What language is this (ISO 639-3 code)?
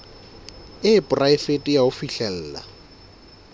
sot